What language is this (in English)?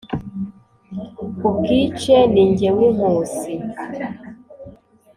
Kinyarwanda